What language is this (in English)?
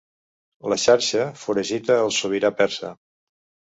Catalan